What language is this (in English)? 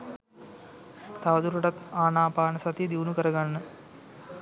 Sinhala